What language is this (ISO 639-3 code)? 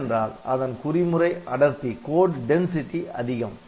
tam